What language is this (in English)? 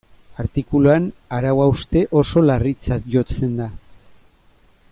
Basque